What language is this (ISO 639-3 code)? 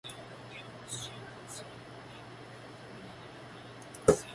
zho